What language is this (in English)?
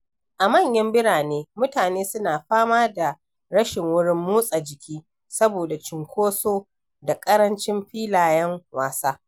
Hausa